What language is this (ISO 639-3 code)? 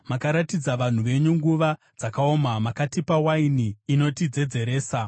sna